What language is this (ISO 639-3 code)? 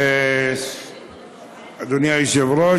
heb